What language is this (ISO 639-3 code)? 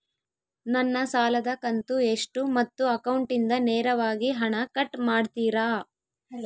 kan